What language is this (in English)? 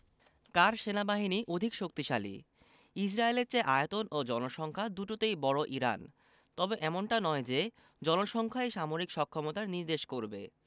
Bangla